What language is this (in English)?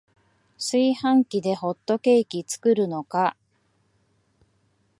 Japanese